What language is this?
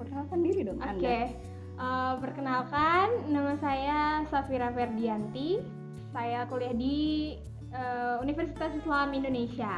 Indonesian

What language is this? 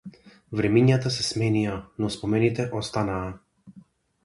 Macedonian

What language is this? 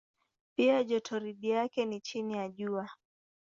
Swahili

